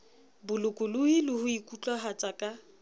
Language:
Southern Sotho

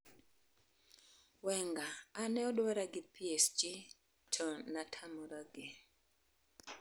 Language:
Luo (Kenya and Tanzania)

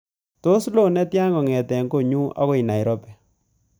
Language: Kalenjin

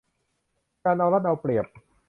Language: Thai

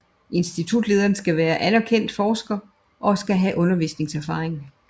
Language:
Danish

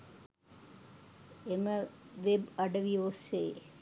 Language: Sinhala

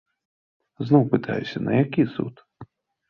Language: Belarusian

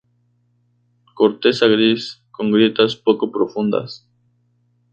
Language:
Spanish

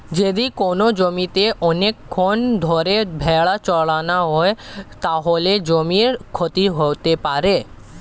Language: Bangla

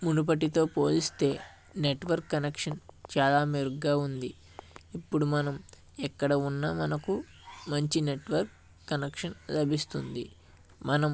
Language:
Telugu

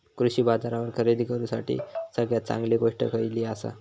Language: Marathi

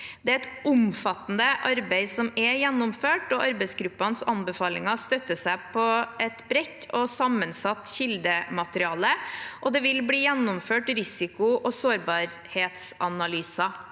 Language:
Norwegian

